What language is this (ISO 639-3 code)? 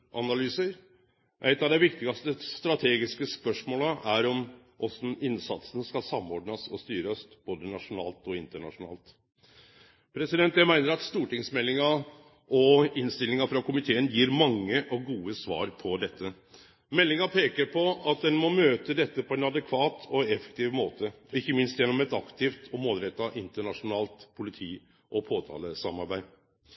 nno